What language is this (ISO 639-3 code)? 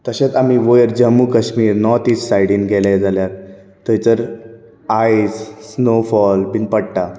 kok